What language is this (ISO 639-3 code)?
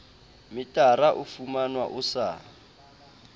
sot